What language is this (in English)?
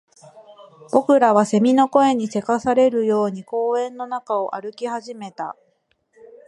Japanese